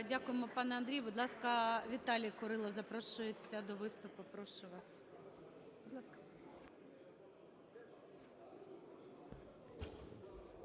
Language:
Ukrainian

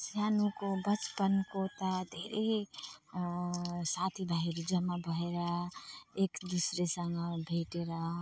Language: Nepali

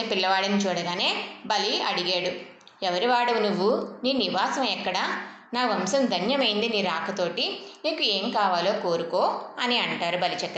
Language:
Telugu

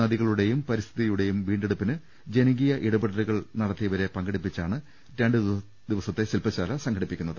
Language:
Malayalam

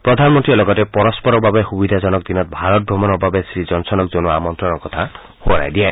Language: Assamese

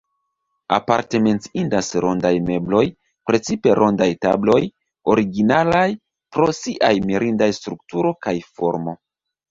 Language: Esperanto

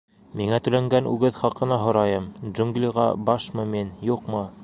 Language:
Bashkir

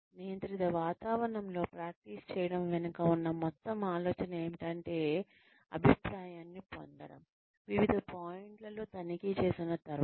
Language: Telugu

